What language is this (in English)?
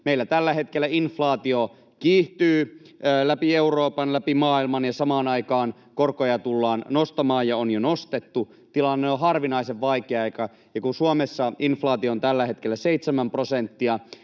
Finnish